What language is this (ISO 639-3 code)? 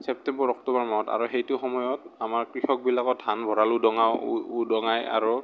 asm